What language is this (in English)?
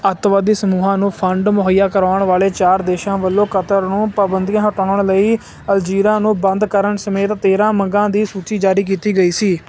Punjabi